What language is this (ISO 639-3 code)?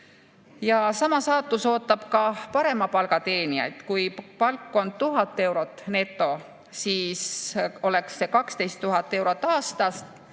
est